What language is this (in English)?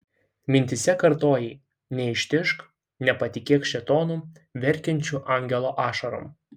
Lithuanian